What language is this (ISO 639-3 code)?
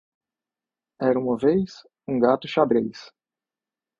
por